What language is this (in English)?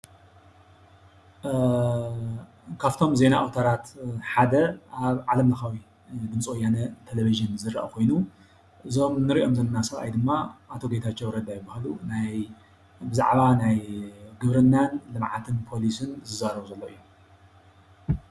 Tigrinya